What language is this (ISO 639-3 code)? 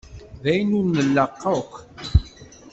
kab